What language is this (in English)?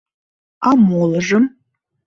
Mari